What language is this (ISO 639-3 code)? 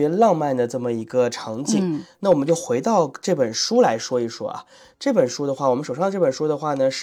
zho